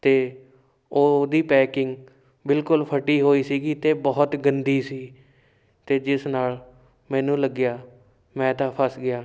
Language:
Punjabi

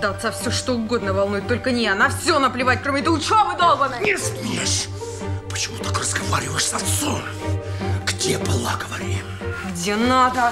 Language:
Russian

